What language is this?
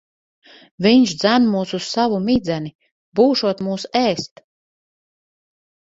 Latvian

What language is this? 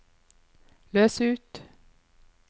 Norwegian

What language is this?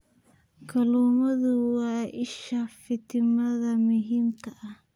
Somali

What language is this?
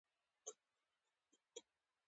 Pashto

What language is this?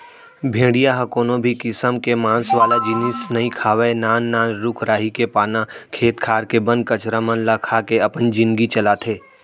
Chhattisgarhi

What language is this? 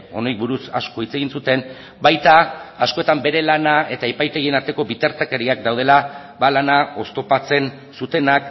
Basque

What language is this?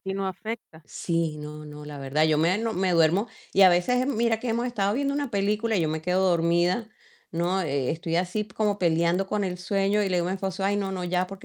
Spanish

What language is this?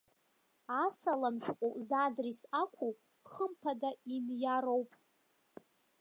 Abkhazian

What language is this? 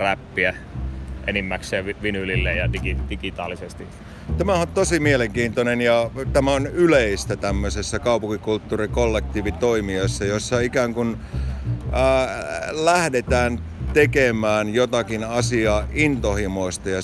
Finnish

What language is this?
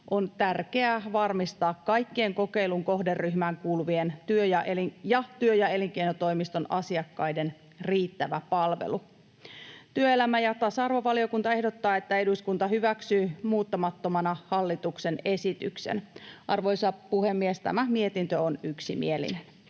Finnish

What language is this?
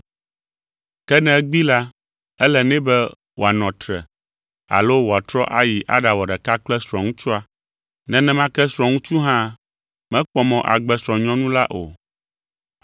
Ewe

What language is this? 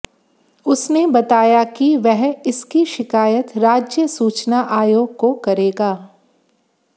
Hindi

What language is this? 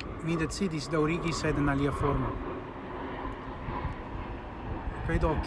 Italian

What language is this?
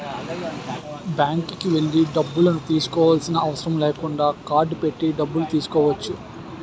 Telugu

